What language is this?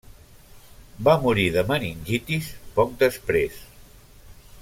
Catalan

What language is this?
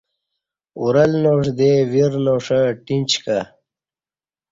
Kati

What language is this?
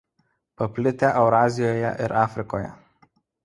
Lithuanian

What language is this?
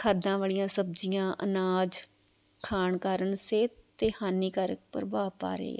Punjabi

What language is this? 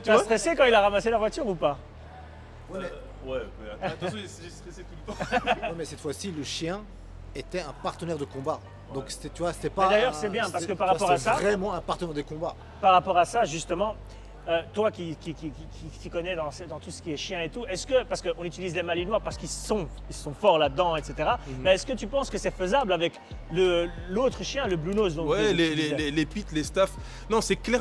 French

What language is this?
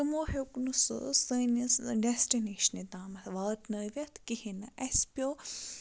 Kashmiri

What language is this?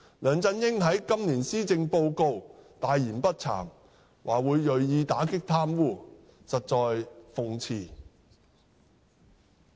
Cantonese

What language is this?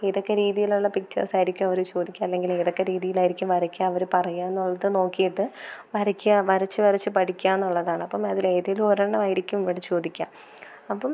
Malayalam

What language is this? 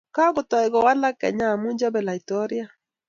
Kalenjin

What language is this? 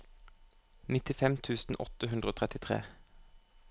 Norwegian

